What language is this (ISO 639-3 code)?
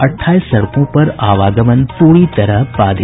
hin